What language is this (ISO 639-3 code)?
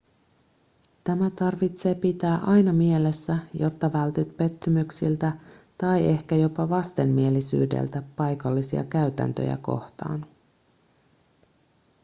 fin